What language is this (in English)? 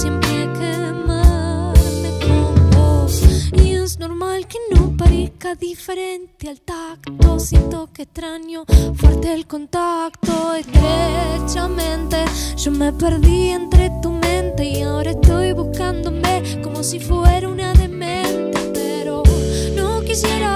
Romanian